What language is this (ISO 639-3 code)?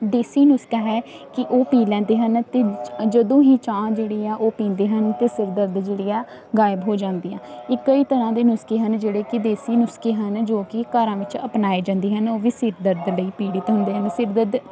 pan